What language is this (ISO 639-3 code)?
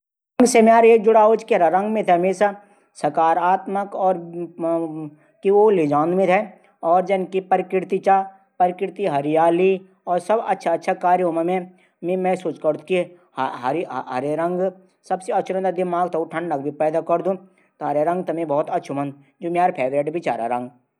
gbm